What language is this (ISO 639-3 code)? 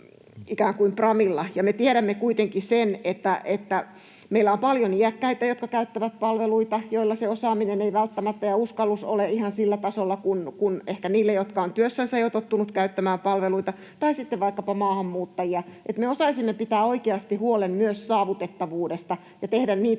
fin